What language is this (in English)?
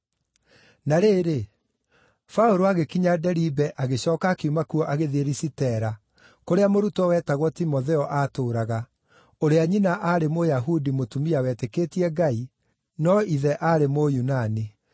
Kikuyu